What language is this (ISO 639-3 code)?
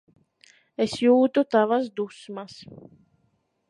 lav